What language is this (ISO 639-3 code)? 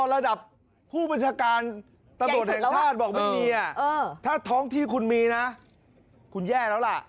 tha